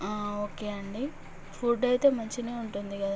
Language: Telugu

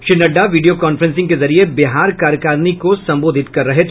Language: Hindi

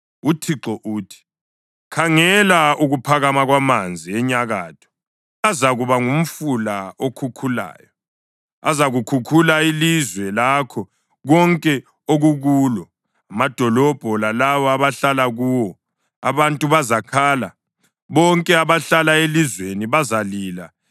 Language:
North Ndebele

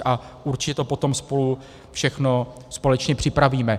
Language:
Czech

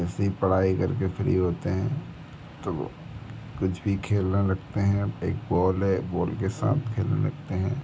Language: Hindi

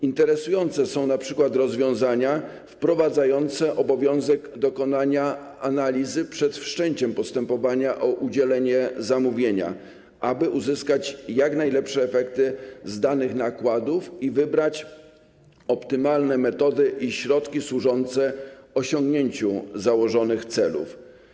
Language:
Polish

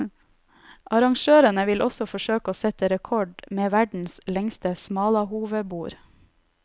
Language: Norwegian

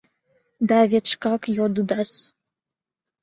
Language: Mari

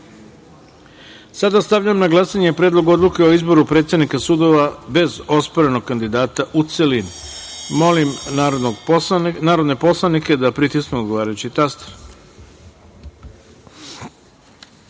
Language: Serbian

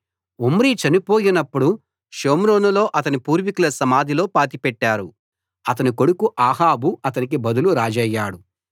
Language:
Telugu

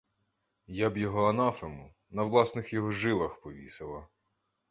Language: Ukrainian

